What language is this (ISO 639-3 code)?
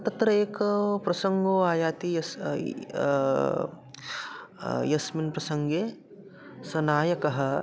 san